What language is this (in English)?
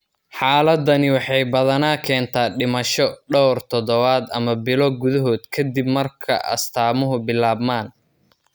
Somali